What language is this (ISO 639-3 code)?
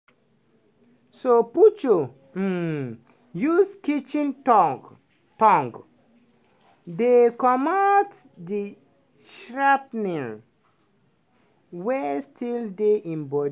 pcm